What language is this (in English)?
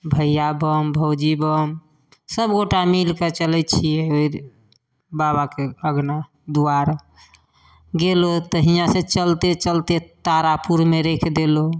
Maithili